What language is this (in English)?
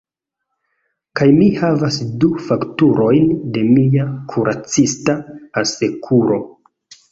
Esperanto